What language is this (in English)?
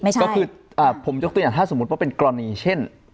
Thai